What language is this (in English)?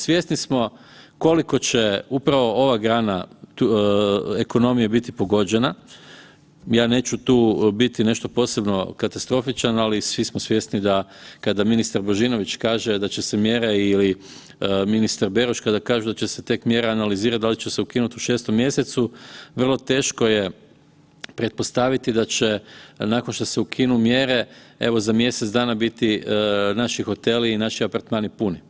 Croatian